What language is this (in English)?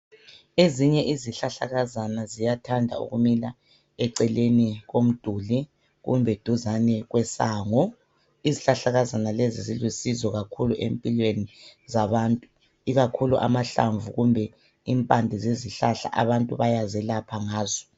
North Ndebele